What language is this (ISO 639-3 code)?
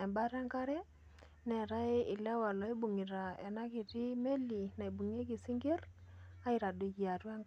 mas